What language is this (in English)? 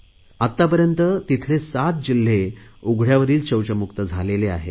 Marathi